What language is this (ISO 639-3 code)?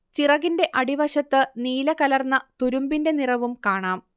mal